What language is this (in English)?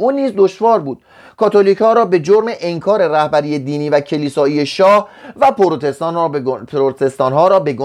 Persian